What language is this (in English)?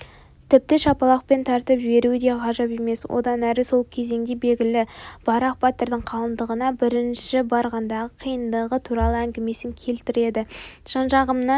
Kazakh